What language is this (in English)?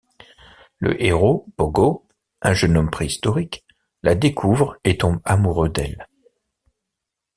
French